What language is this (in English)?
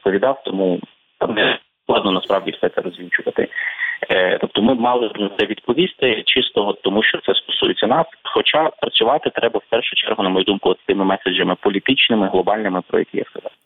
Ukrainian